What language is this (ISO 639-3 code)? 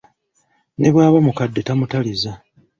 lug